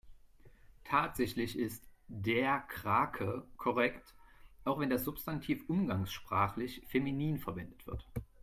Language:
German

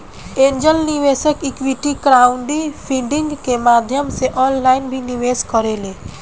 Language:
Bhojpuri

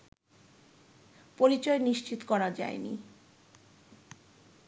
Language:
Bangla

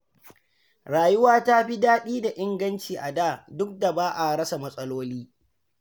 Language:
Hausa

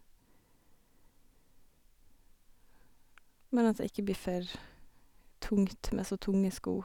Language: Norwegian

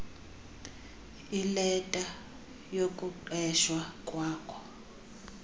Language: Xhosa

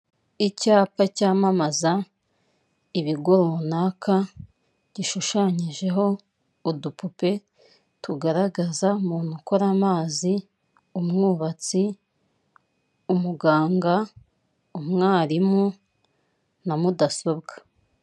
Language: Kinyarwanda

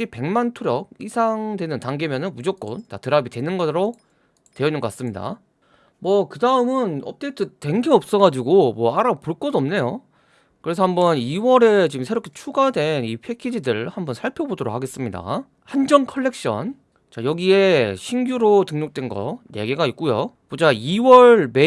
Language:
Korean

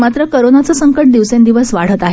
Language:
Marathi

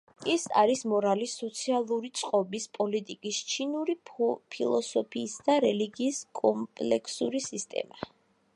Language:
Georgian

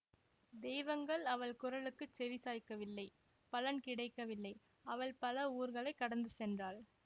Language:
Tamil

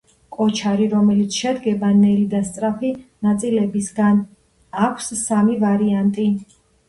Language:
Georgian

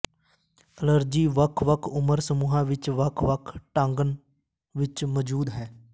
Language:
Punjabi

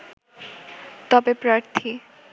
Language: Bangla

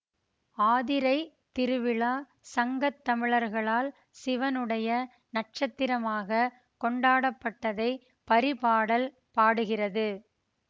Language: Tamil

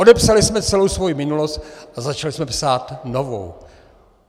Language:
Czech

